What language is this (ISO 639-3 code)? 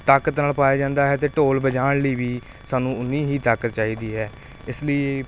pan